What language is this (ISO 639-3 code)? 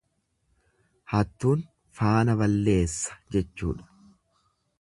orm